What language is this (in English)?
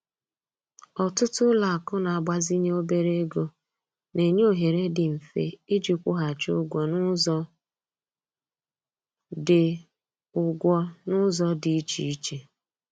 Igbo